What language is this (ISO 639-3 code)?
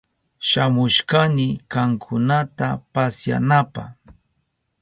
qup